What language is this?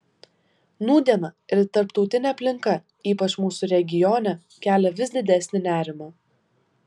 Lithuanian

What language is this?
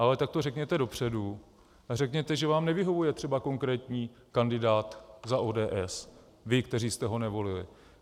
Czech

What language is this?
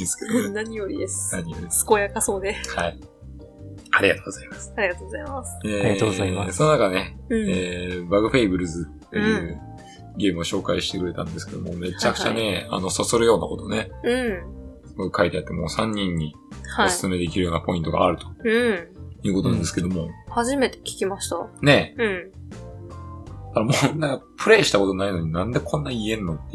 Japanese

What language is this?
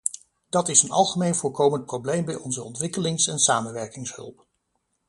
Dutch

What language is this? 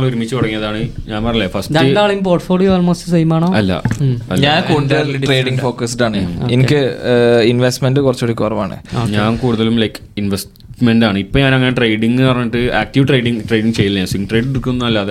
Malayalam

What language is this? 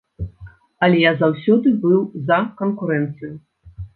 Belarusian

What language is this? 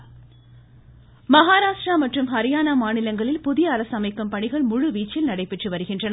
Tamil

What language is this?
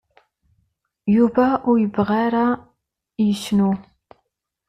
Kabyle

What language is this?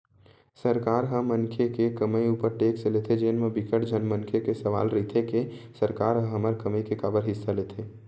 Chhattisgarhi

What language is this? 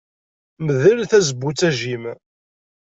Kabyle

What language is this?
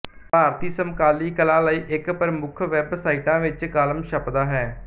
Punjabi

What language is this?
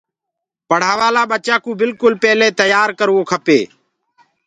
Gurgula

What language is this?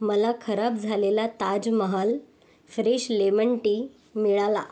Marathi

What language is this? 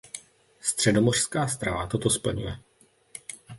Czech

